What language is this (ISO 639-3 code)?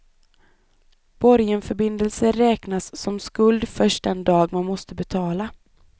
swe